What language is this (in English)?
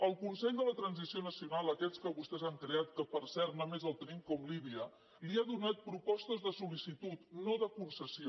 Catalan